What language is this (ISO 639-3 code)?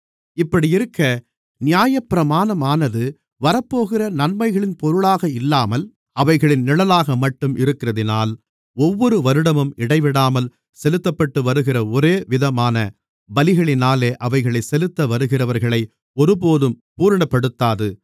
tam